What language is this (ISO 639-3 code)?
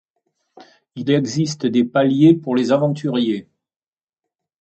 fra